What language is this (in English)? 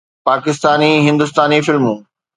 Sindhi